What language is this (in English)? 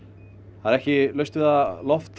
Icelandic